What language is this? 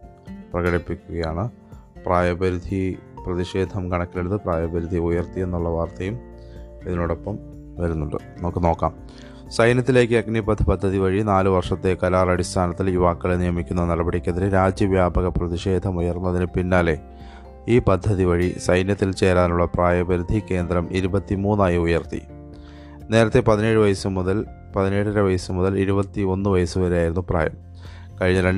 Malayalam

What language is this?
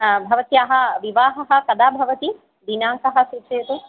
Sanskrit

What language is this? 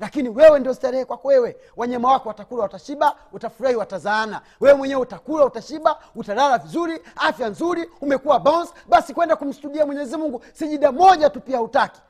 Swahili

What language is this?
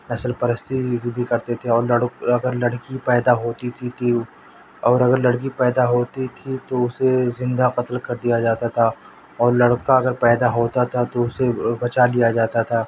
Urdu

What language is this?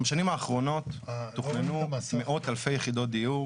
Hebrew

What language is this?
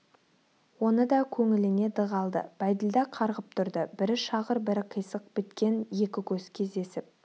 Kazakh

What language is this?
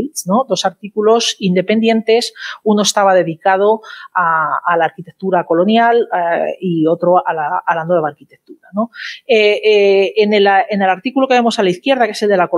Spanish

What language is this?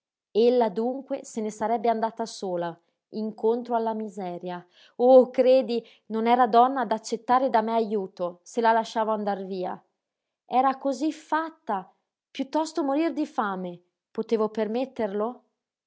Italian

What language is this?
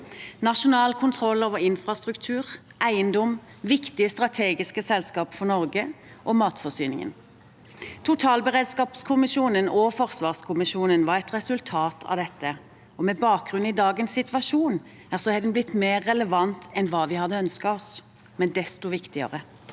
Norwegian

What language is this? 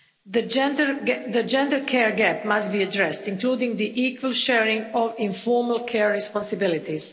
English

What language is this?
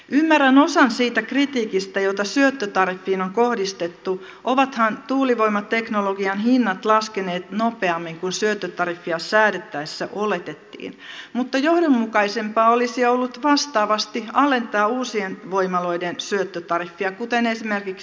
Finnish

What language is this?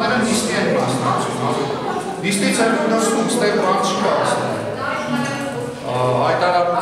Romanian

